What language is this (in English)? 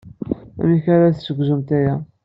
Kabyle